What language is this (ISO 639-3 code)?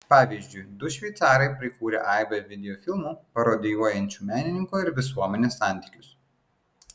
lit